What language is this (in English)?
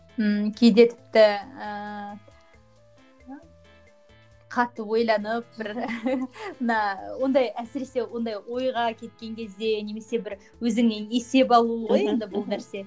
Kazakh